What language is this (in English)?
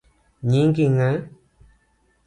Luo (Kenya and Tanzania)